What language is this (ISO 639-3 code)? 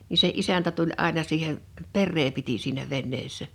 fin